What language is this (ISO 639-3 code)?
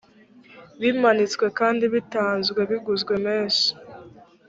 kin